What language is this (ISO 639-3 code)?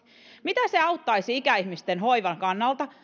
fin